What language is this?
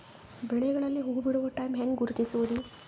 Kannada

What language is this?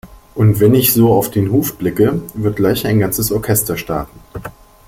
German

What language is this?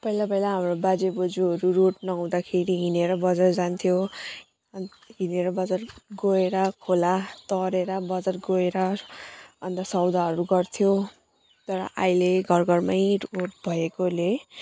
Nepali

